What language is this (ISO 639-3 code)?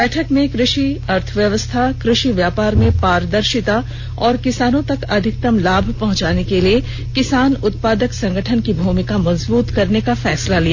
hin